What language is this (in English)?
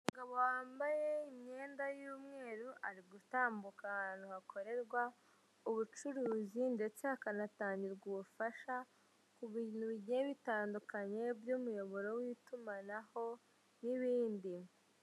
Kinyarwanda